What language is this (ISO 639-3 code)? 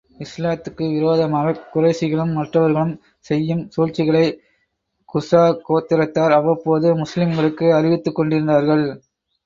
tam